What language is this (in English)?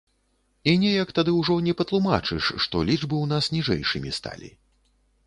Belarusian